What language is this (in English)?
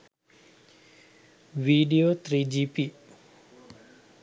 Sinhala